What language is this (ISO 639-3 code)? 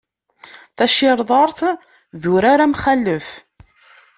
kab